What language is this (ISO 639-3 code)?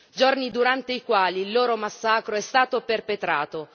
ita